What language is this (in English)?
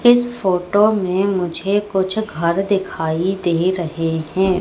Hindi